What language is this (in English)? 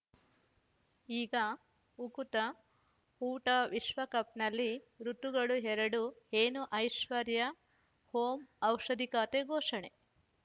Kannada